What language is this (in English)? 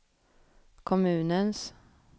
Swedish